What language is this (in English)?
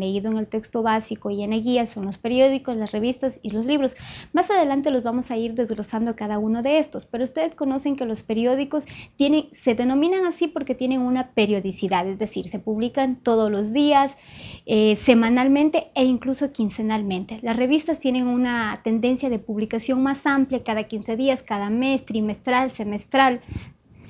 Spanish